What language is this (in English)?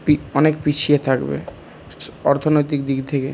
Bangla